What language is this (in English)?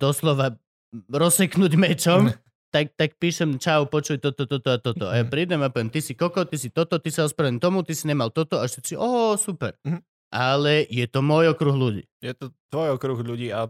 Slovak